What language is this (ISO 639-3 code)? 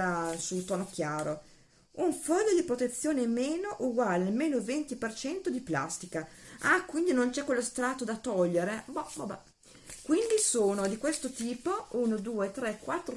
ita